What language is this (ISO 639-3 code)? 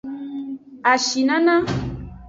ajg